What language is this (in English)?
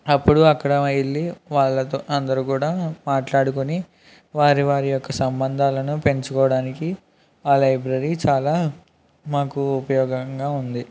Telugu